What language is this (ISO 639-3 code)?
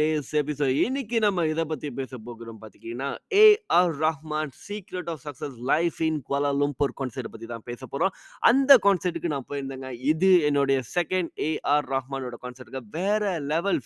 tam